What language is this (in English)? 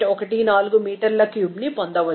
Telugu